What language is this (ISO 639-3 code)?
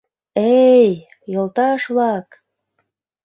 chm